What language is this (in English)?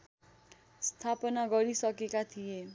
Nepali